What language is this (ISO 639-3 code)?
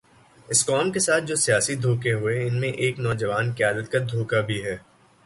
urd